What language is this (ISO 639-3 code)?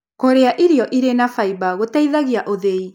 kik